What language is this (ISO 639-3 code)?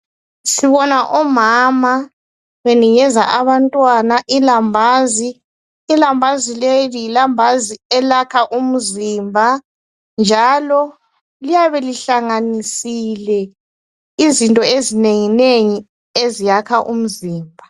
nde